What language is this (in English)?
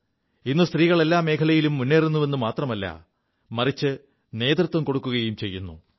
Malayalam